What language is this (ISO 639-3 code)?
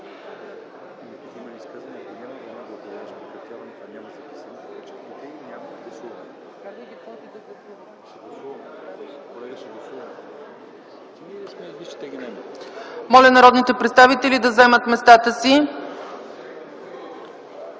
bul